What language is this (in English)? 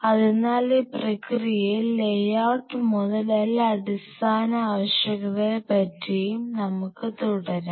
Malayalam